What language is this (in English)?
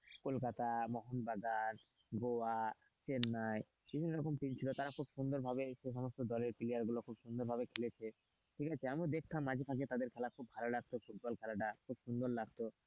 Bangla